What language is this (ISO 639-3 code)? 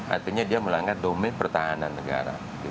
ind